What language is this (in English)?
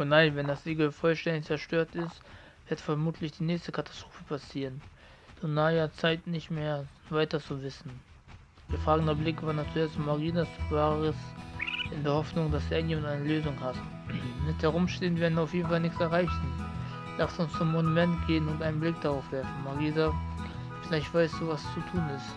German